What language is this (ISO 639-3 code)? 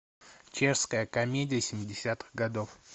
rus